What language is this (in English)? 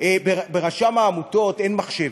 Hebrew